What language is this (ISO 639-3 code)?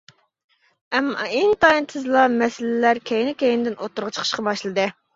uig